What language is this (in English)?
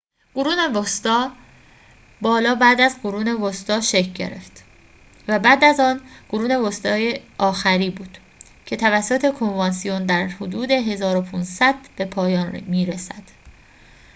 Persian